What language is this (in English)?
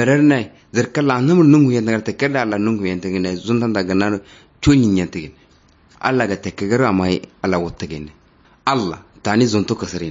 Arabic